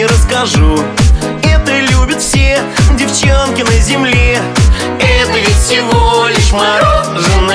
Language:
Russian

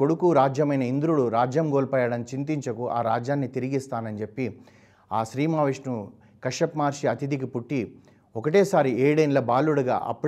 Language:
Telugu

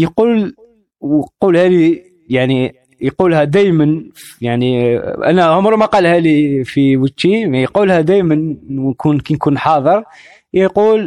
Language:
Arabic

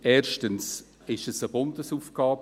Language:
Swiss German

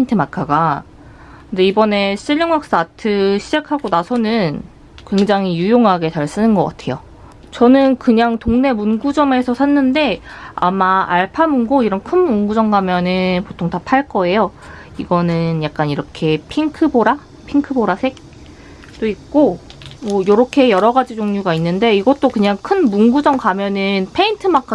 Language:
Korean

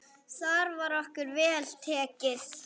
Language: Icelandic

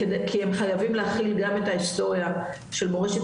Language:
Hebrew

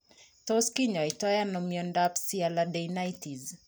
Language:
Kalenjin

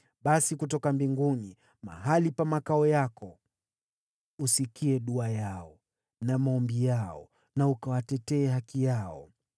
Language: Swahili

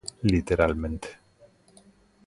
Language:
Galician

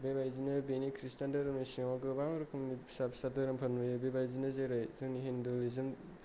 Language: Bodo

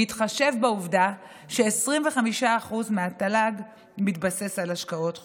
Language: Hebrew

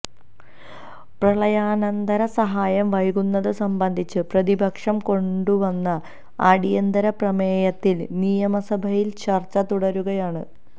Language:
Malayalam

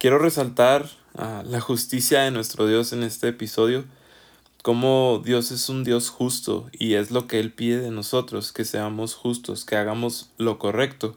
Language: Spanish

